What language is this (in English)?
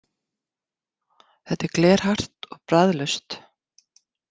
Icelandic